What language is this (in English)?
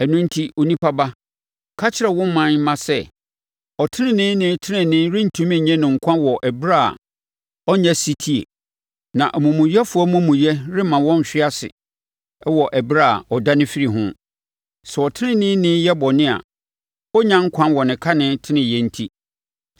Akan